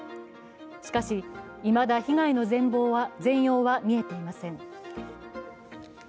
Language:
Japanese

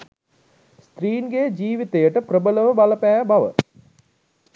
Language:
Sinhala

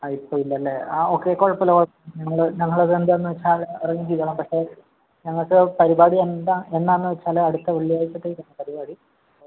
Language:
Malayalam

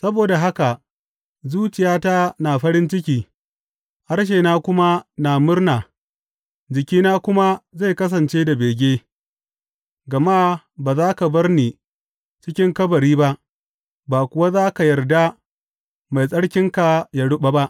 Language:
Hausa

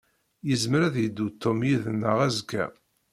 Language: Kabyle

